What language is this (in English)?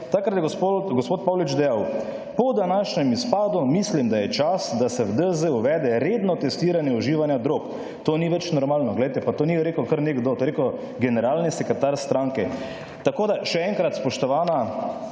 Slovenian